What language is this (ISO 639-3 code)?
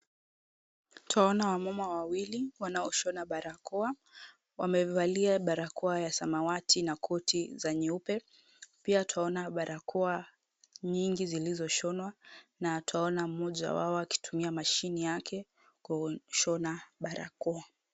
swa